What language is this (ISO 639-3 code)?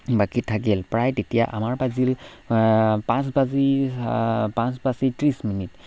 asm